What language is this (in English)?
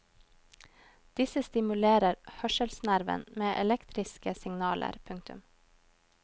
Norwegian